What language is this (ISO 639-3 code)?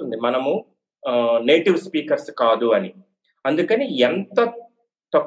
tel